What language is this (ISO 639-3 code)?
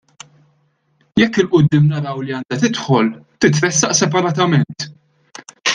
mlt